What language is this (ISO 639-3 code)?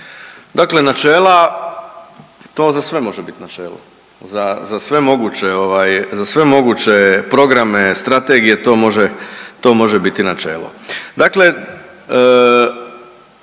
hrv